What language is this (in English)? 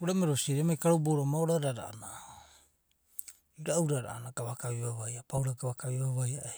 Abadi